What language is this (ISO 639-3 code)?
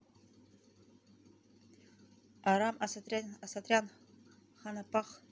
rus